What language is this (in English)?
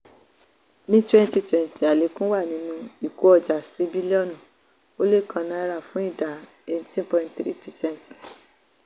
Yoruba